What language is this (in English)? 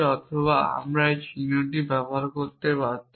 Bangla